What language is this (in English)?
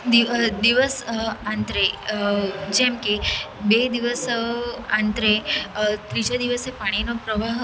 Gujarati